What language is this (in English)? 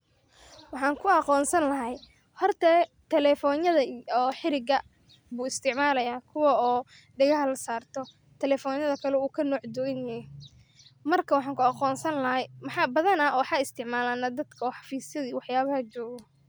Somali